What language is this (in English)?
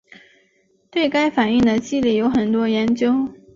Chinese